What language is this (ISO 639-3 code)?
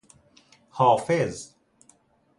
fas